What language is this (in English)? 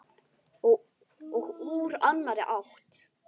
Icelandic